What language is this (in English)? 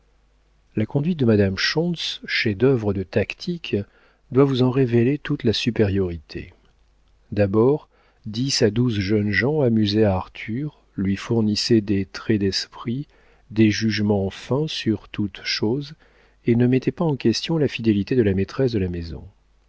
French